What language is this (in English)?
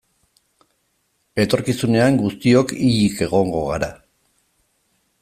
Basque